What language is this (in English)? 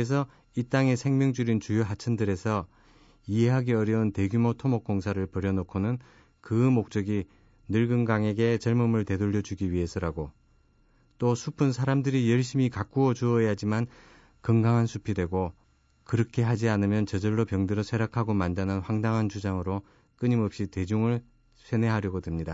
Korean